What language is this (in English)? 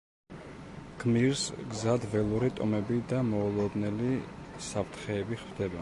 Georgian